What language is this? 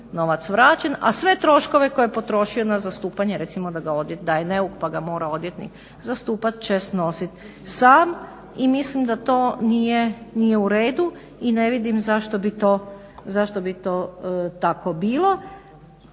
Croatian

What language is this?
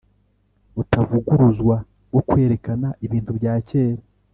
Kinyarwanda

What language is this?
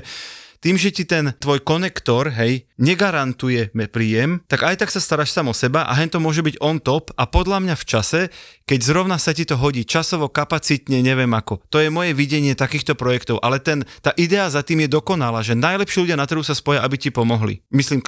Slovak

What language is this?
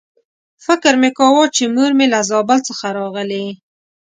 Pashto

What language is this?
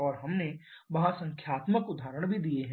Hindi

